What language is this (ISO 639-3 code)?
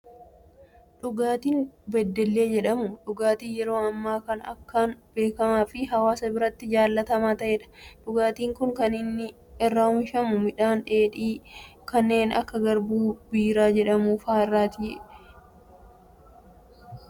orm